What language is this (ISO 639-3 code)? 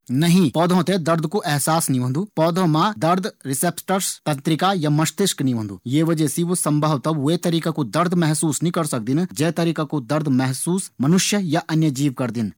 gbm